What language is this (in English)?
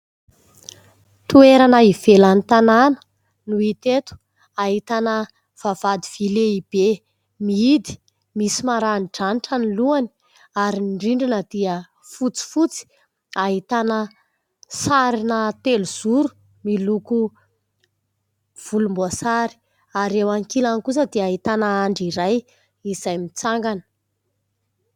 Malagasy